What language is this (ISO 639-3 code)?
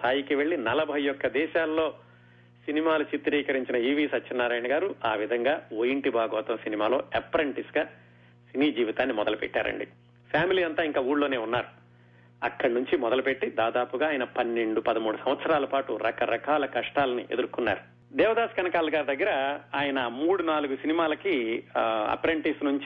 tel